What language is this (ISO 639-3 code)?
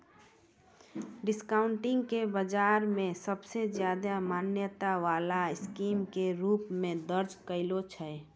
mai